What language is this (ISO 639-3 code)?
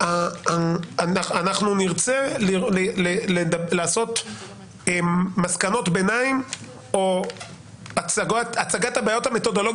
heb